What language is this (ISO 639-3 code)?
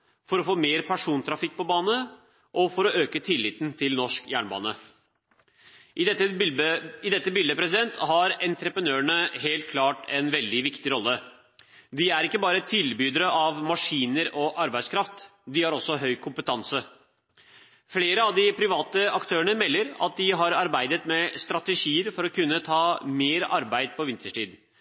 nob